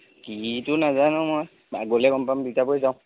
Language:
Assamese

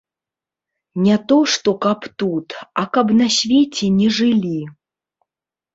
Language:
Belarusian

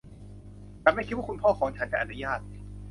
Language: Thai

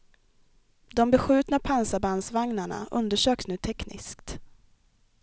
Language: Swedish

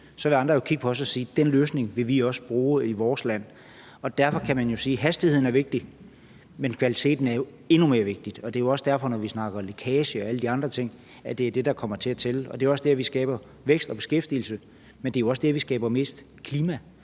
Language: Danish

